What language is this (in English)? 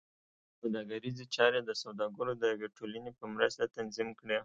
Pashto